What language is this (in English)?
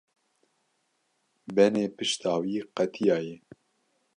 Kurdish